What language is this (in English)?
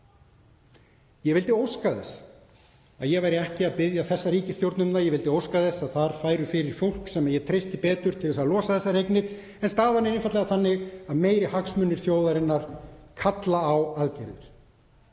Icelandic